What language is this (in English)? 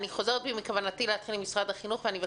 Hebrew